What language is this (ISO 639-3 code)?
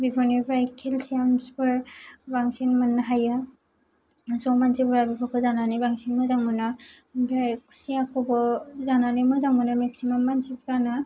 brx